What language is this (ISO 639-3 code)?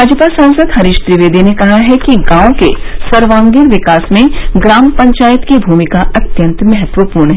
hin